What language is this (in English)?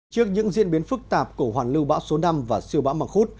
Vietnamese